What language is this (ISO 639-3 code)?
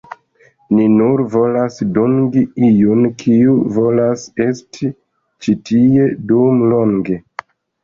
epo